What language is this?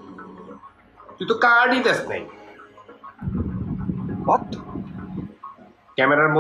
Bangla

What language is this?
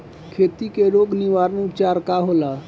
Bhojpuri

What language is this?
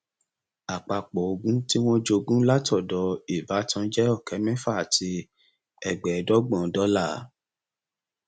Yoruba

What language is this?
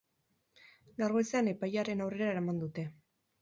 Basque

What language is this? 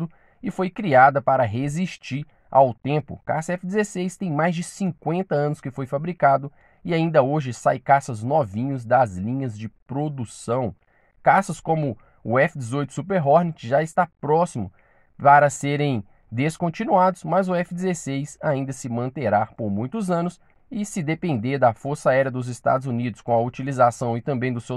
Portuguese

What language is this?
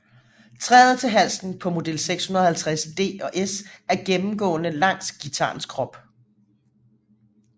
Danish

